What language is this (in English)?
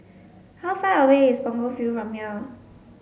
English